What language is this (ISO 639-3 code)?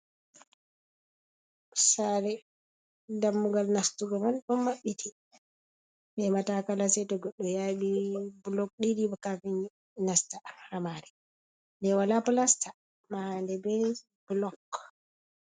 ful